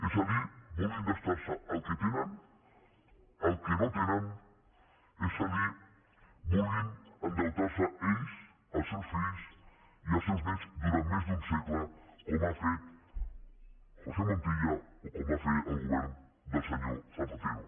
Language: Catalan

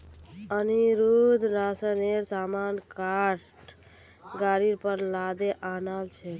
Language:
Magahi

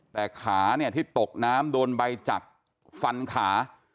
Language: Thai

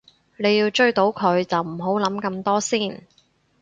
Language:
Cantonese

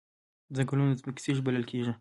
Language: Pashto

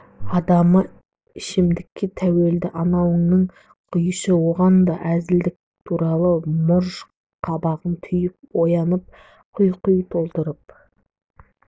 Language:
Kazakh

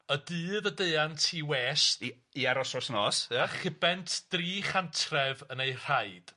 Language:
Welsh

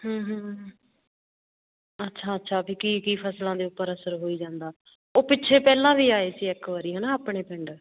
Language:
Punjabi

